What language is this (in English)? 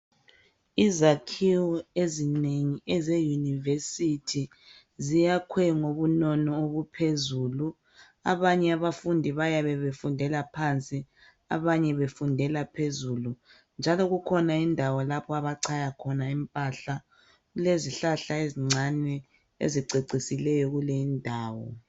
North Ndebele